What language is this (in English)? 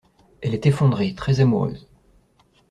French